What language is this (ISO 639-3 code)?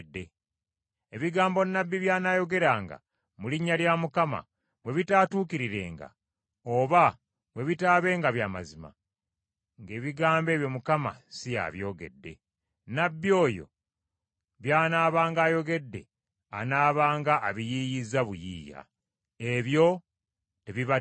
lug